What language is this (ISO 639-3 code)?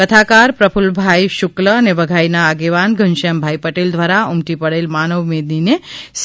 guj